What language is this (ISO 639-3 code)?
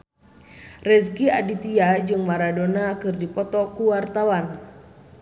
sun